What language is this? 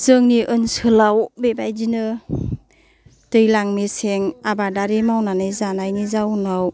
Bodo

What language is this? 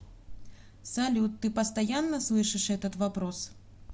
Russian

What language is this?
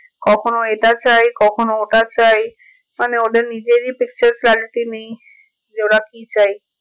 Bangla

